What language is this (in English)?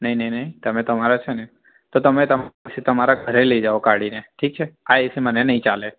Gujarati